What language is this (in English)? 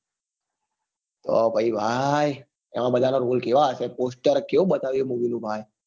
Gujarati